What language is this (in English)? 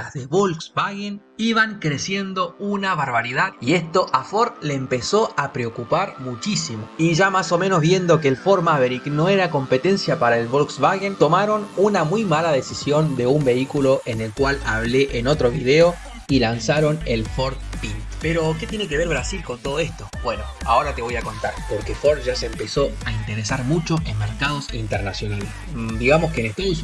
Spanish